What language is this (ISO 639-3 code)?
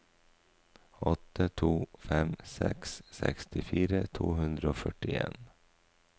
nor